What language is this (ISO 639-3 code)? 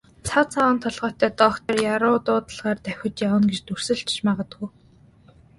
mon